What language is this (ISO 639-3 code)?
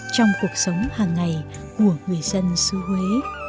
vie